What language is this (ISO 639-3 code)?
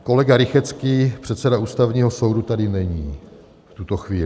ces